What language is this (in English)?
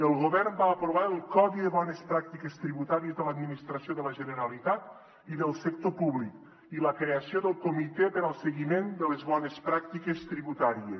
Catalan